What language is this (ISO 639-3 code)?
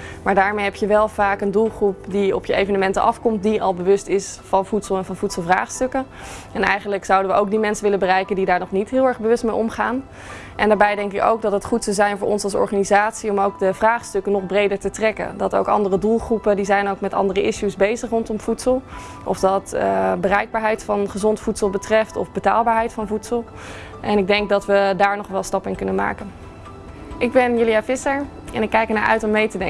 nld